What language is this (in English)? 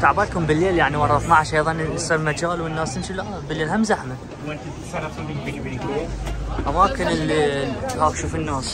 Arabic